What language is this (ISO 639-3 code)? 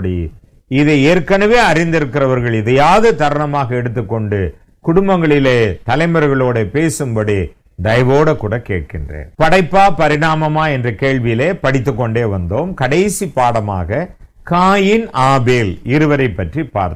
hin